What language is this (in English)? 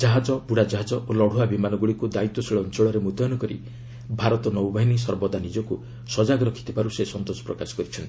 Odia